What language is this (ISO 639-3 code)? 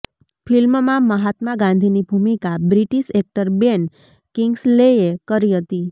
guj